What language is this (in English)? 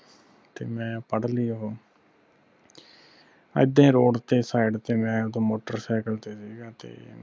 Punjabi